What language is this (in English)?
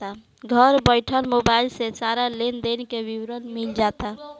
Bhojpuri